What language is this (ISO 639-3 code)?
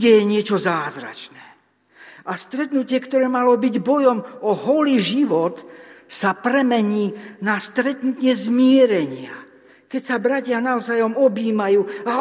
slk